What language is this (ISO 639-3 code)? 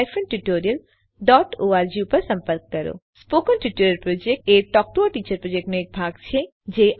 guj